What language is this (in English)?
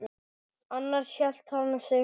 Icelandic